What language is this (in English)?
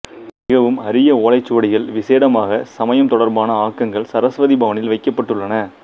Tamil